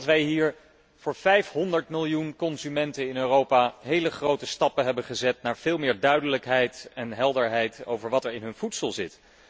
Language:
Dutch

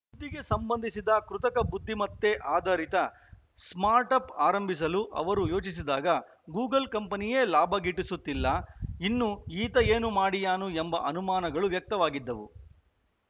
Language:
Kannada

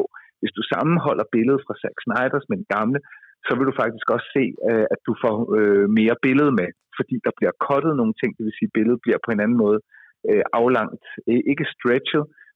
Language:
Danish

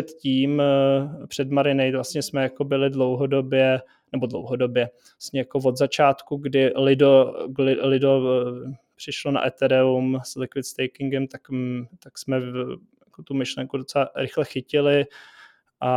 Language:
Czech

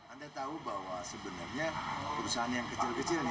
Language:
Indonesian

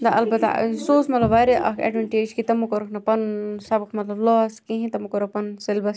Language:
Kashmiri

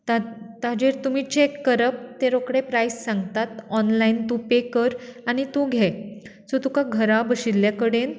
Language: Konkani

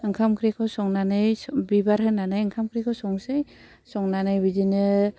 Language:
Bodo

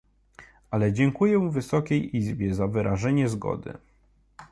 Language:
Polish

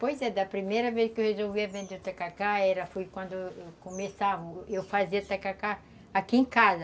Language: Portuguese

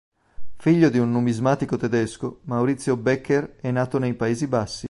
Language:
Italian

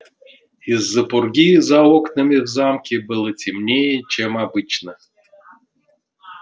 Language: Russian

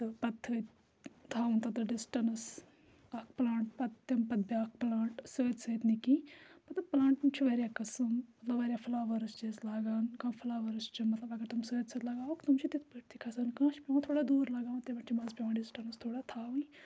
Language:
Kashmiri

